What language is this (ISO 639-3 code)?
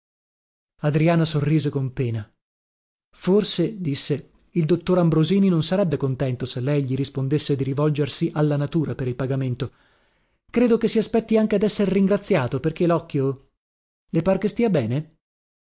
ita